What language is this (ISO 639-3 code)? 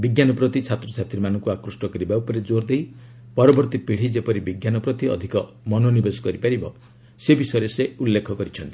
ori